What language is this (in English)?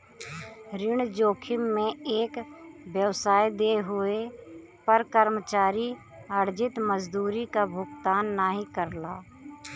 Bhojpuri